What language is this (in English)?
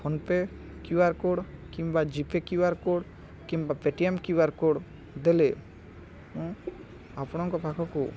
Odia